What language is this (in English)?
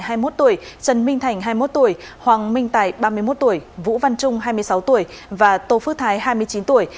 Vietnamese